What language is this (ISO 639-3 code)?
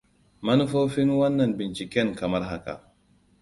hau